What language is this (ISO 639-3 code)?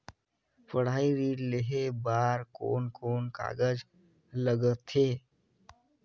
hne